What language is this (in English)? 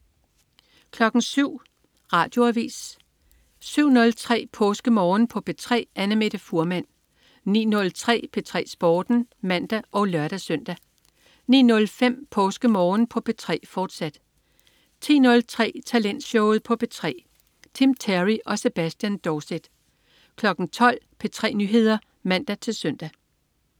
Danish